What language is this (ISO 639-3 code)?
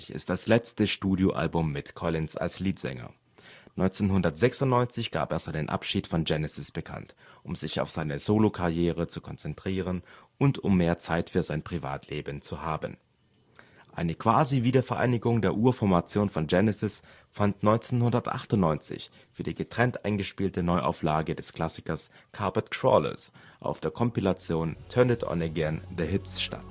deu